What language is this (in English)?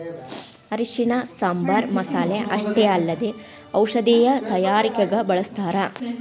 Kannada